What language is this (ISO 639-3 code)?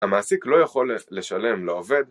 heb